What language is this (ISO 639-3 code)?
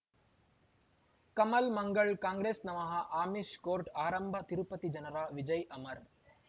kan